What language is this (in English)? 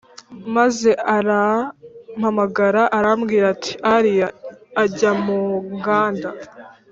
Kinyarwanda